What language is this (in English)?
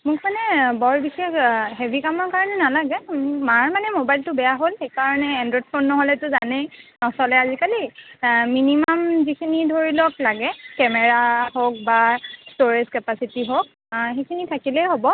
Assamese